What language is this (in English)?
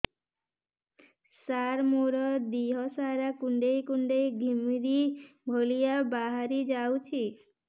Odia